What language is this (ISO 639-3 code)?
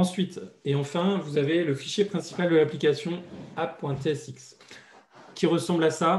fra